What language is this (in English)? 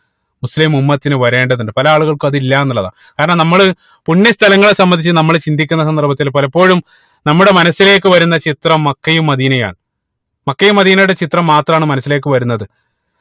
Malayalam